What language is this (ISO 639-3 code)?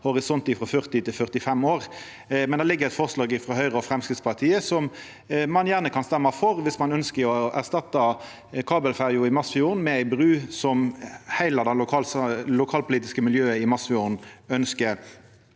nor